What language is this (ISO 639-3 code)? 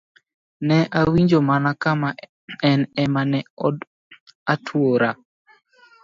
luo